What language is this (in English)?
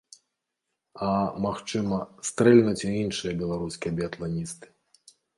Belarusian